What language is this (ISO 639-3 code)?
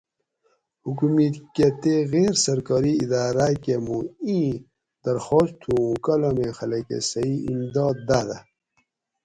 gwc